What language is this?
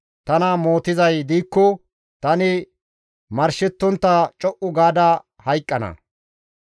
Gamo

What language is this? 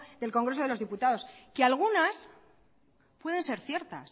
Spanish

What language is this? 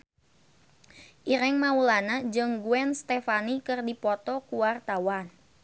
Sundanese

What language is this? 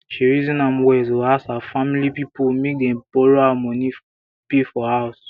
Nigerian Pidgin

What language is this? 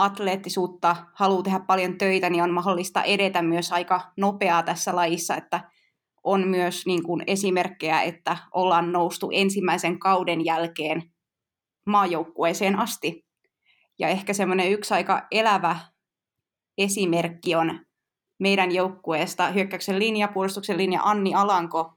Finnish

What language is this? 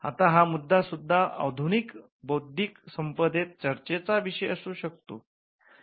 Marathi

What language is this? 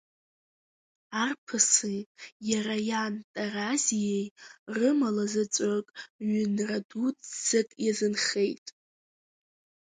Abkhazian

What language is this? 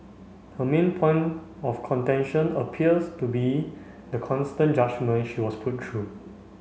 English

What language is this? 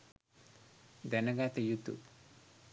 Sinhala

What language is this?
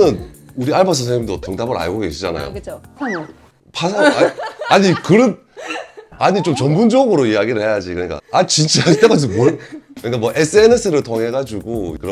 Korean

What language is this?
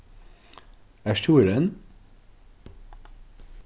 Faroese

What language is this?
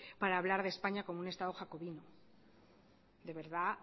Spanish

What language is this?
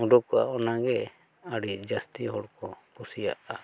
Santali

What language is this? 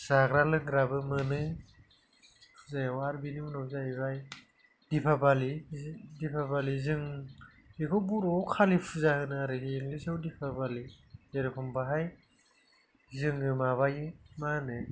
Bodo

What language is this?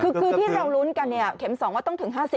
Thai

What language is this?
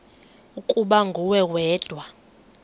Xhosa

